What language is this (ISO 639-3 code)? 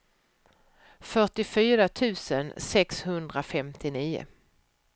swe